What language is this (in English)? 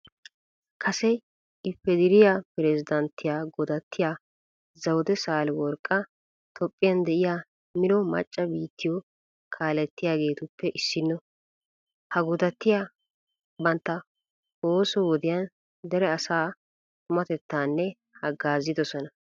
Wolaytta